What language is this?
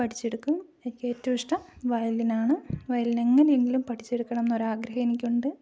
Malayalam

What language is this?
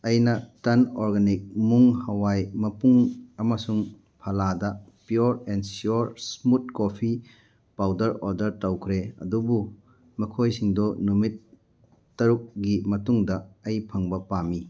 Manipuri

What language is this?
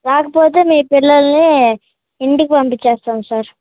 Telugu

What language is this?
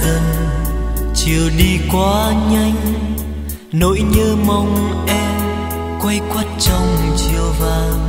Vietnamese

